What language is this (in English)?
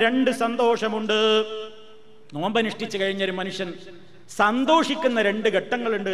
Malayalam